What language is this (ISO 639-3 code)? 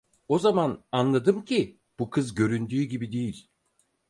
tur